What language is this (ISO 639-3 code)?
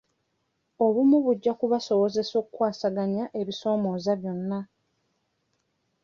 lug